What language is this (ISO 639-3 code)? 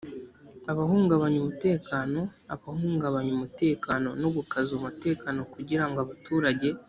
kin